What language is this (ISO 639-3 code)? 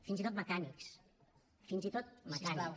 cat